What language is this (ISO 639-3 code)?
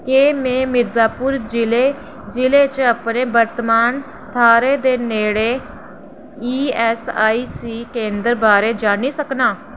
doi